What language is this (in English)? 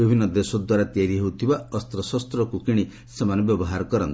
Odia